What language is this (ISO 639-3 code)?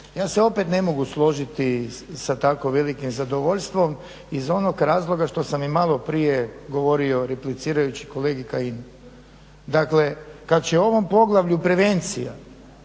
hrv